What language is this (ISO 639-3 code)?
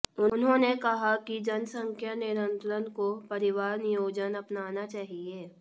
hin